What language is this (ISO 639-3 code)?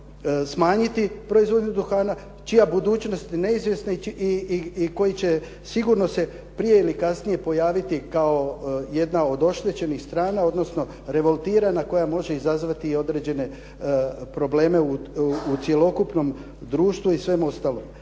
hrv